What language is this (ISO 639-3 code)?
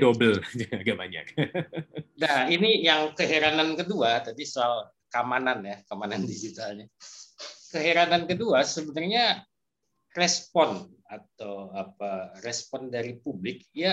ind